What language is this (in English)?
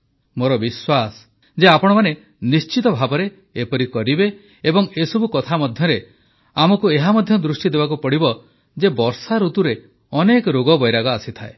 Odia